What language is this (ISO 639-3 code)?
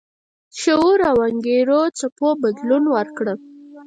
pus